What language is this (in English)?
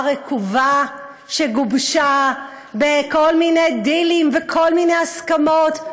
Hebrew